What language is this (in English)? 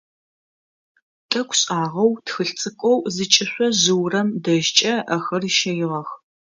Adyghe